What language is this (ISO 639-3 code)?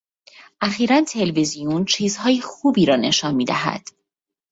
fas